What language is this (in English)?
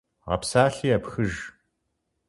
Kabardian